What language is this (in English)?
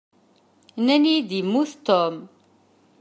Kabyle